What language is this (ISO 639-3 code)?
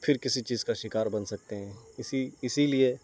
urd